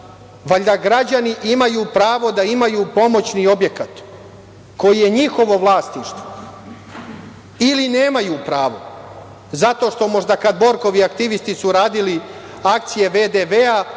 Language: Serbian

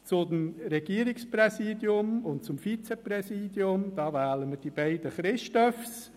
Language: Swiss German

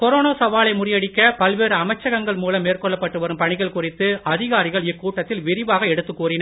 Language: Tamil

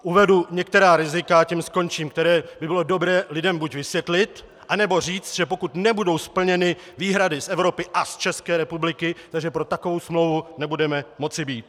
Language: Czech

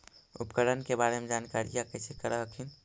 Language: Magahi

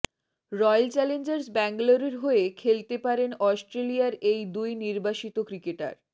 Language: Bangla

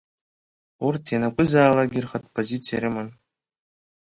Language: Abkhazian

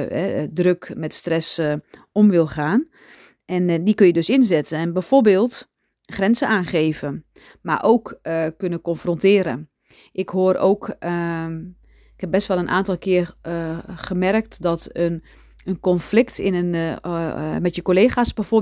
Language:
Dutch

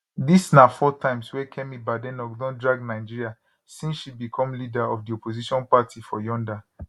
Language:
Nigerian Pidgin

